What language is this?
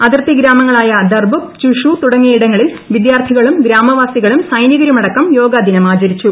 Malayalam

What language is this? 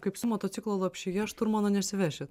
Lithuanian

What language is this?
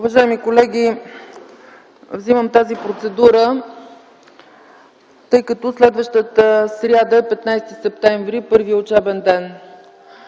Bulgarian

